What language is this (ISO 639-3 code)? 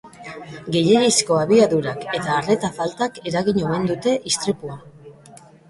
eus